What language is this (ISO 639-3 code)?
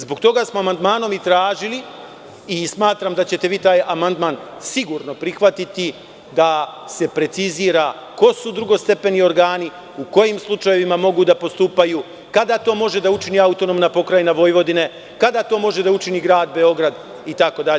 srp